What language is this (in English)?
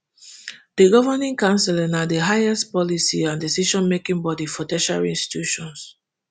Nigerian Pidgin